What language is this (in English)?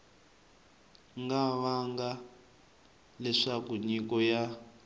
Tsonga